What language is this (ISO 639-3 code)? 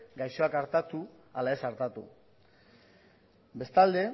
eus